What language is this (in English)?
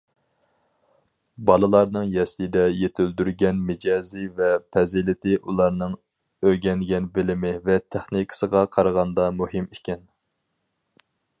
Uyghur